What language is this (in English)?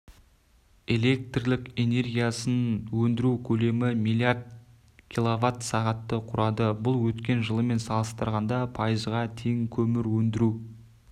Kazakh